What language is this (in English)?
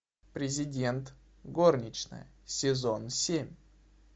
Russian